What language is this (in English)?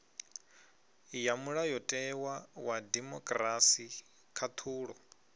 Venda